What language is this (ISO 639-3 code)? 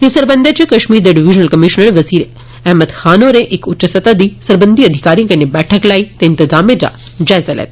doi